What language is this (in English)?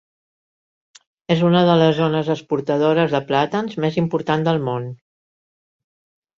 Catalan